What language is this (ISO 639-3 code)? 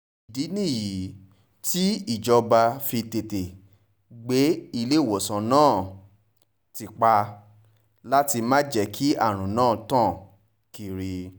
yor